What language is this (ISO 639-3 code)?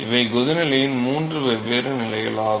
tam